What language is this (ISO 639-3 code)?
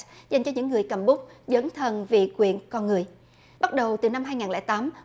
vie